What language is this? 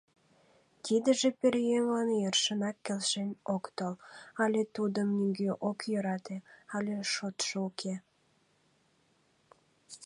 Mari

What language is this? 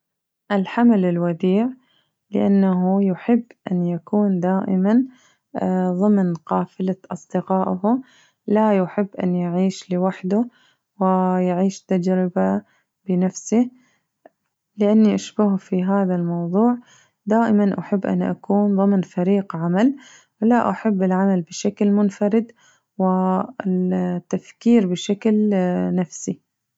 Najdi Arabic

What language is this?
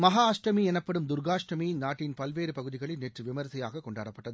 Tamil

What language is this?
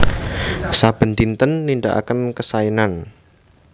Javanese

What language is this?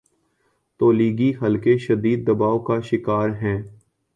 Urdu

